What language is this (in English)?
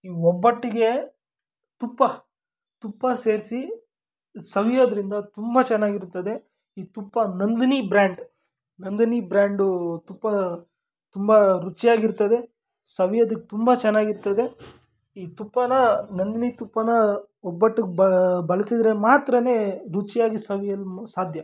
Kannada